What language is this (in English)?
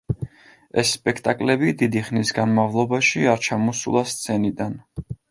Georgian